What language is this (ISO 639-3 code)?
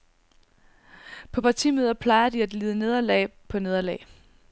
dan